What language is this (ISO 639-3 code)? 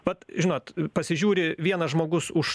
lit